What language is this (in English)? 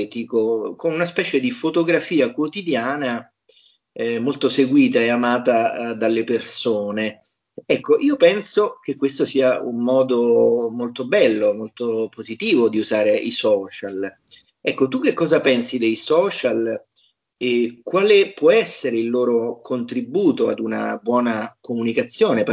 Italian